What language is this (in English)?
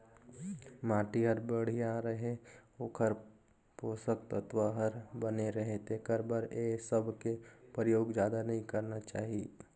Chhattisgarhi